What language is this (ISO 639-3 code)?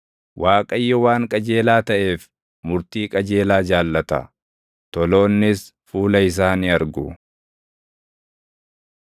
orm